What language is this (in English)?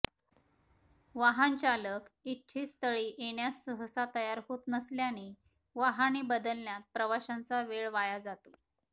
Marathi